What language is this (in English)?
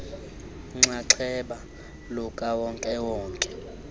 Xhosa